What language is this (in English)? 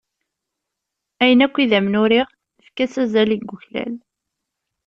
Kabyle